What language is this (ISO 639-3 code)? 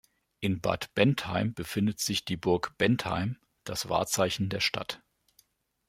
deu